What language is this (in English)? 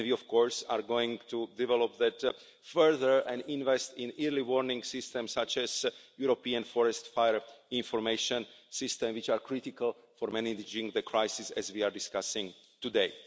English